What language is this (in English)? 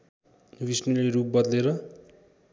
Nepali